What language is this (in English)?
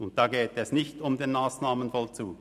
Swiss German